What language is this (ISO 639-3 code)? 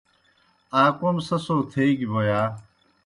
plk